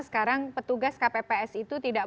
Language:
Indonesian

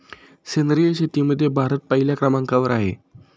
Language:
Marathi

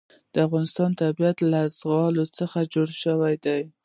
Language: Pashto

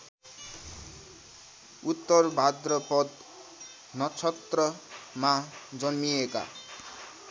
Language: Nepali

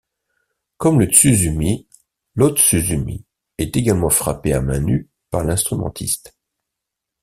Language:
French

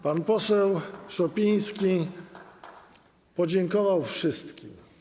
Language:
Polish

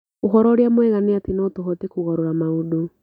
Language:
Kikuyu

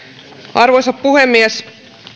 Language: Finnish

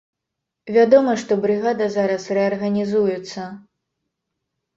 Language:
Belarusian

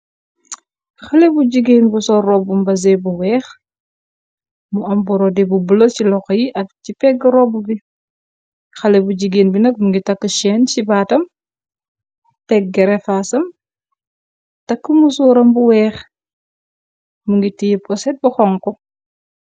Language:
Wolof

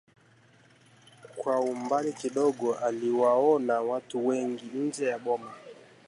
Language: Swahili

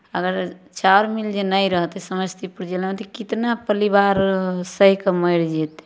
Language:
Maithili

